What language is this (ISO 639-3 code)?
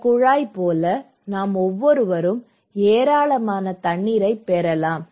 tam